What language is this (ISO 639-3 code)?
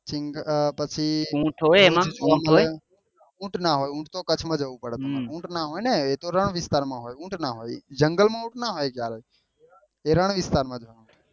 guj